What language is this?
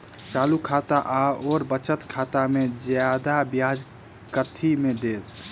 Maithili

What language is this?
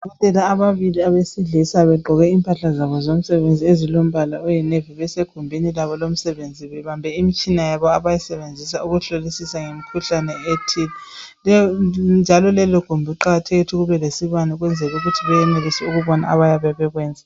North Ndebele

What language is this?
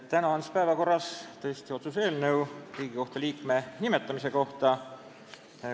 Estonian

